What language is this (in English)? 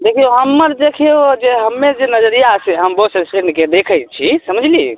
Maithili